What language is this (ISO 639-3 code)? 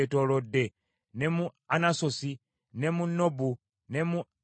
lug